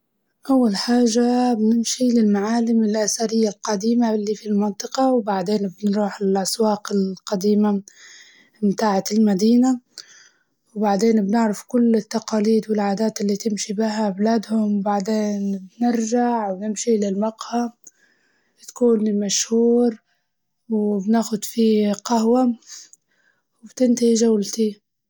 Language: Libyan Arabic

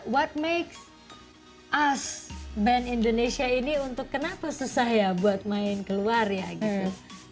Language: Indonesian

